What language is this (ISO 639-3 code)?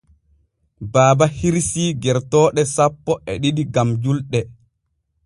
fue